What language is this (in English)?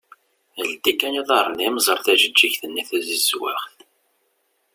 Kabyle